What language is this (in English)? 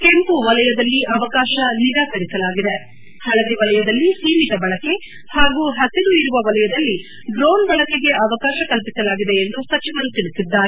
Kannada